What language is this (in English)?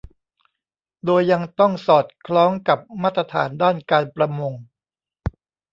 Thai